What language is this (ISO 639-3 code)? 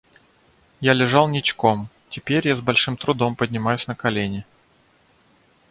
rus